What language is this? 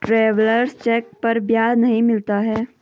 Hindi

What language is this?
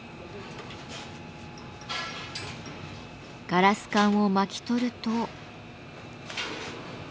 Japanese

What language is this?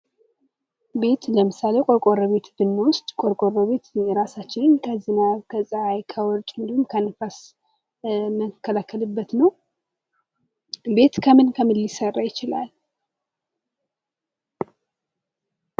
Amharic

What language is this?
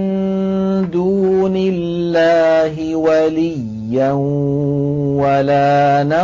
Arabic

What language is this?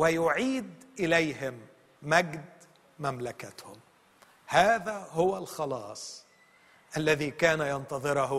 Arabic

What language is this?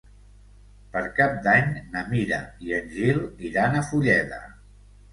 Catalan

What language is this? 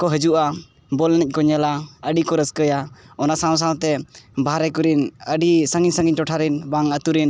Santali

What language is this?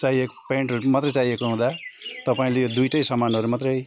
Nepali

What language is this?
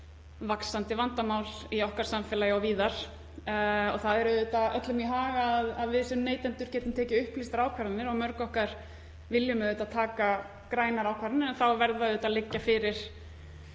Icelandic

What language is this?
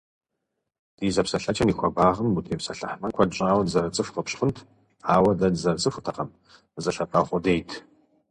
Kabardian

